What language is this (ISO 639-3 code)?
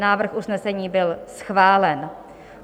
ces